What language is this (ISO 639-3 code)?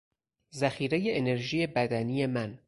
fas